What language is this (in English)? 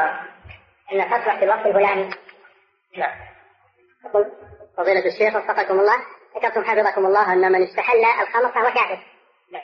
Arabic